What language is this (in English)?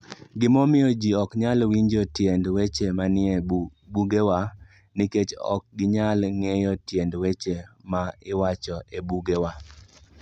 Luo (Kenya and Tanzania)